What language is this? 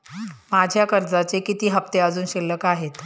Marathi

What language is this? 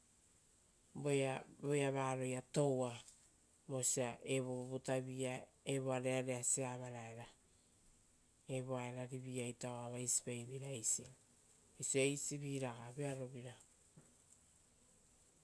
Rotokas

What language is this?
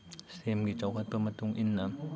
Manipuri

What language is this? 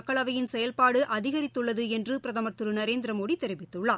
Tamil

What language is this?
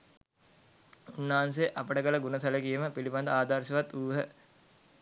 Sinhala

